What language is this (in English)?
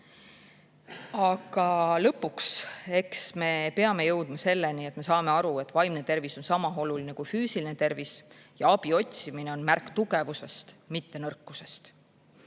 Estonian